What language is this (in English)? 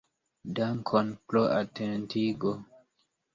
Esperanto